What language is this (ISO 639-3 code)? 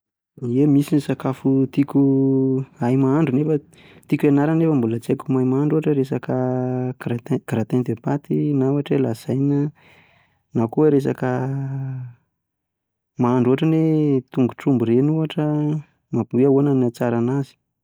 mlg